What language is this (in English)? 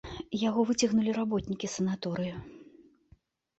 Belarusian